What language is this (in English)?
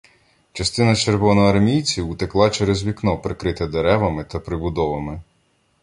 Ukrainian